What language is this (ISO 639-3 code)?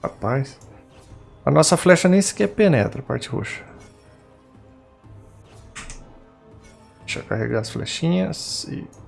por